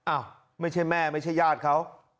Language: Thai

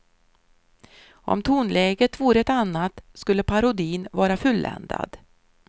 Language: Swedish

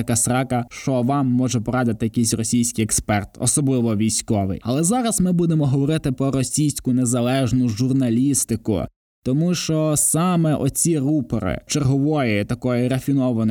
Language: Ukrainian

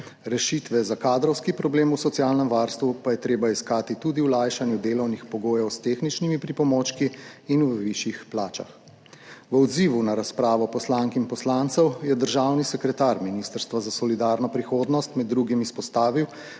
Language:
Slovenian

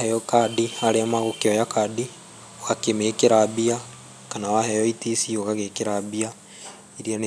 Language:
Kikuyu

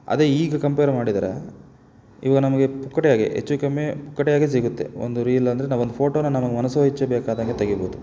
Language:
Kannada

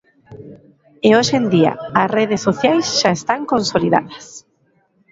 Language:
Galician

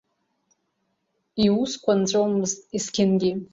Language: Abkhazian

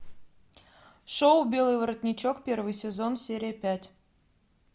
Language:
Russian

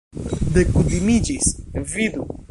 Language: Esperanto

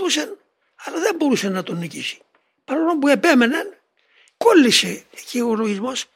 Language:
Greek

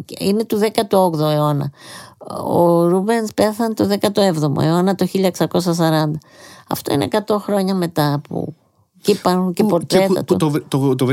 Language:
Greek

